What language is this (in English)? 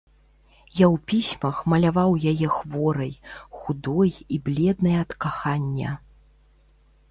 Belarusian